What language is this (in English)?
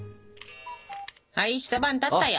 Japanese